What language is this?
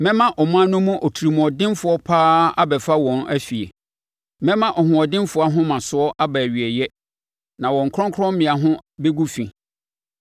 Akan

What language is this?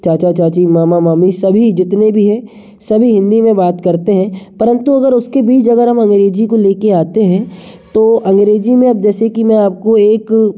Hindi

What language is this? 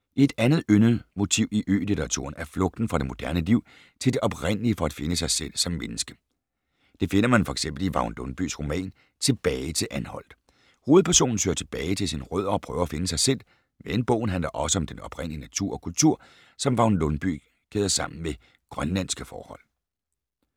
Danish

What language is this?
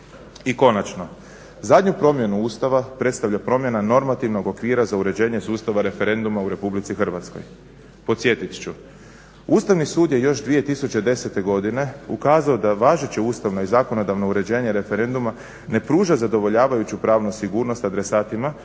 Croatian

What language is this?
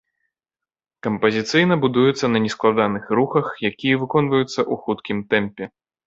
Belarusian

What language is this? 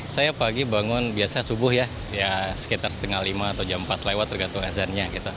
Indonesian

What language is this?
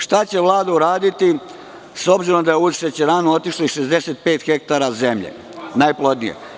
Serbian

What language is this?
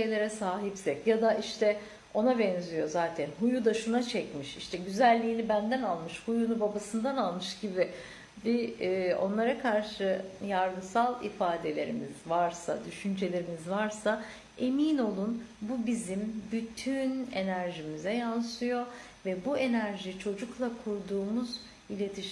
Turkish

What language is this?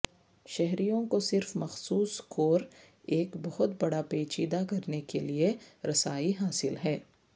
Urdu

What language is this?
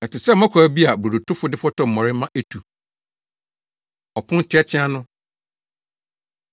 Akan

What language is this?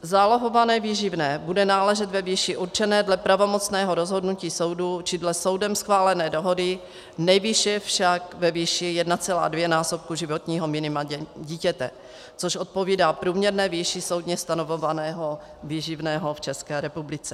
Czech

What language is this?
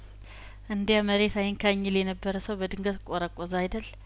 Amharic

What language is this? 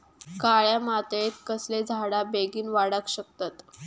Marathi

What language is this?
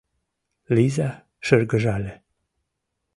Mari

